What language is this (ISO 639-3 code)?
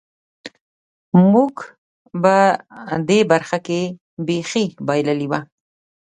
pus